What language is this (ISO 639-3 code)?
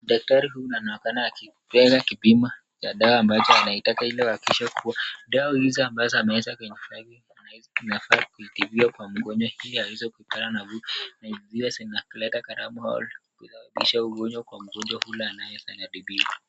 swa